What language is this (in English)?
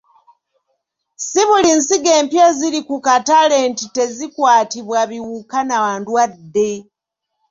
Ganda